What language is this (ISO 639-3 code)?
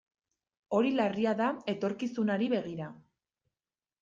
eus